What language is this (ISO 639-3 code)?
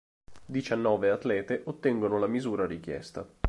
ita